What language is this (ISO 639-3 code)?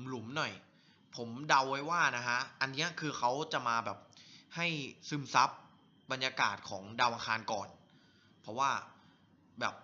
tha